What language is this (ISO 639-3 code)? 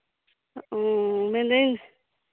sat